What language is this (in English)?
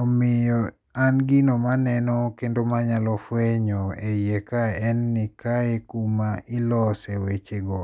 Luo (Kenya and Tanzania)